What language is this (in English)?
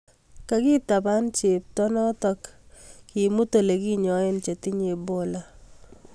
Kalenjin